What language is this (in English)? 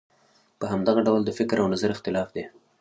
Pashto